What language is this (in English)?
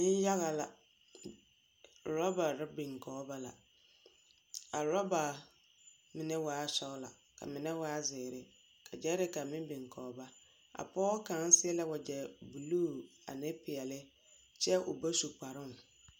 Southern Dagaare